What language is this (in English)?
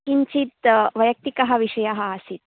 Sanskrit